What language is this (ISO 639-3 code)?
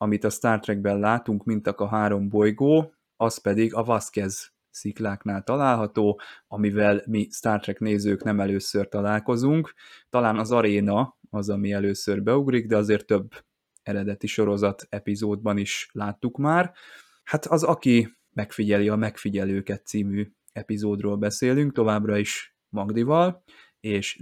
hun